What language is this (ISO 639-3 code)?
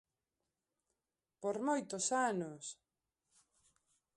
glg